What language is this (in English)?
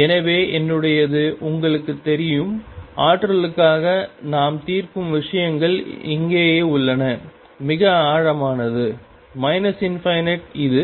Tamil